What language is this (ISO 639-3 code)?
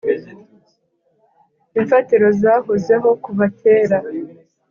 kin